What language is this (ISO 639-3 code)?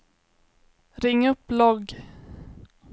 swe